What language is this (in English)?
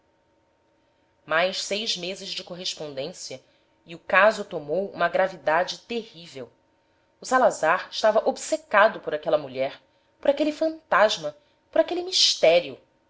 Portuguese